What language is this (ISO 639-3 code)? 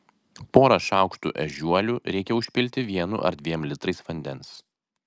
lit